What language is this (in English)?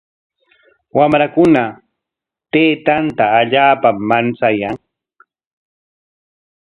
Corongo Ancash Quechua